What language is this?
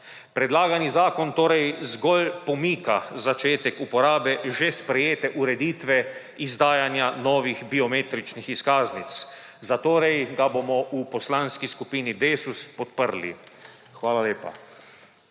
Slovenian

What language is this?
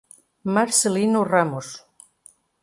Portuguese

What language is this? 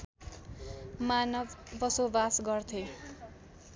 Nepali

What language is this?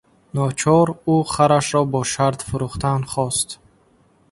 Tajik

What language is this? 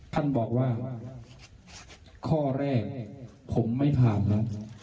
Thai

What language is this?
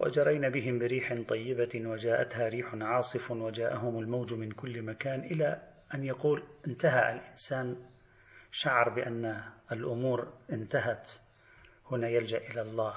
Arabic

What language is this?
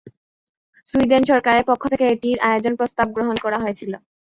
Bangla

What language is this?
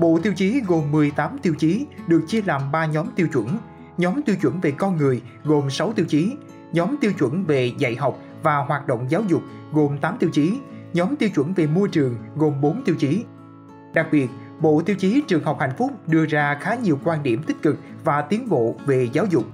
Vietnamese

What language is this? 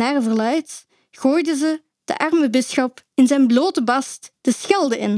Dutch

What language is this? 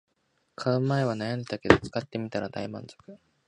Japanese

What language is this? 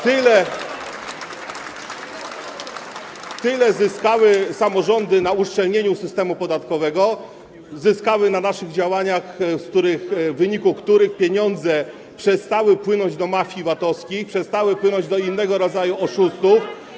Polish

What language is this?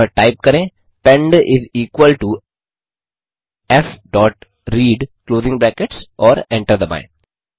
Hindi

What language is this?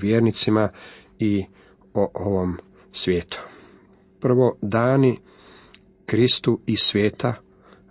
Croatian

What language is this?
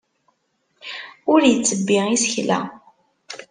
Kabyle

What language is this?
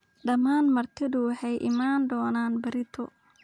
Somali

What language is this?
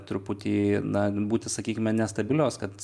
Lithuanian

